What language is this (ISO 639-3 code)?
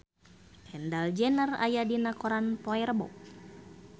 sun